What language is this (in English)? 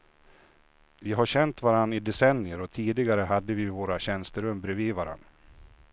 Swedish